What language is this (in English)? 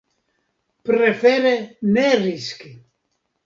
Esperanto